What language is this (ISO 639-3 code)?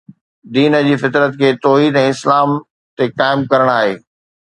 snd